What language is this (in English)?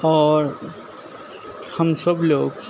Urdu